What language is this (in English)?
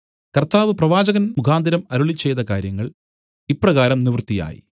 Malayalam